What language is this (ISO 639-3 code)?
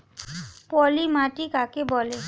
ben